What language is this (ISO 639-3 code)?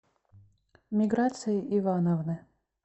rus